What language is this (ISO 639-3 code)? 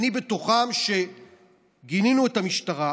heb